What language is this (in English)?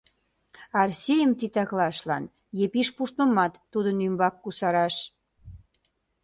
Mari